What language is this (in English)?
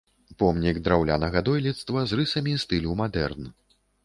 Belarusian